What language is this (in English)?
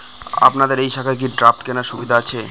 Bangla